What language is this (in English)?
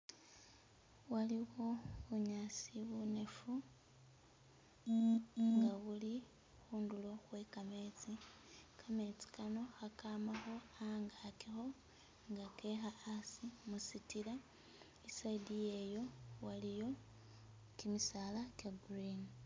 Masaaba